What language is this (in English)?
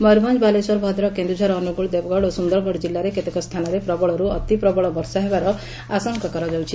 Odia